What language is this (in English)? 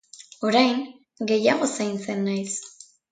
Basque